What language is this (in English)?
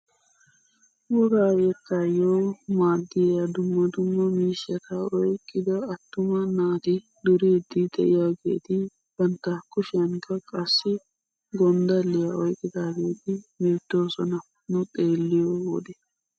Wolaytta